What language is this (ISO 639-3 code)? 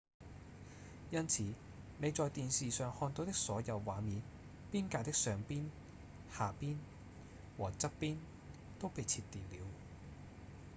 yue